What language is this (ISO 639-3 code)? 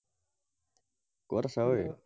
asm